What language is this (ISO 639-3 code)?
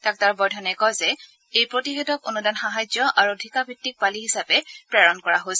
asm